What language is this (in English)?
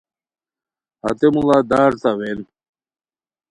Khowar